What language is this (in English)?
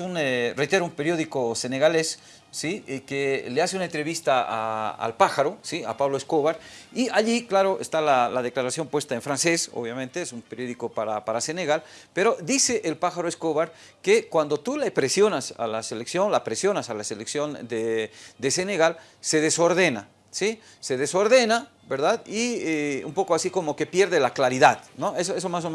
Spanish